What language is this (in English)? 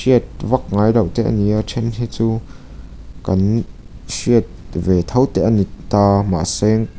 Mizo